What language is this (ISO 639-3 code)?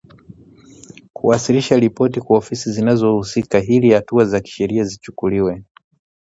swa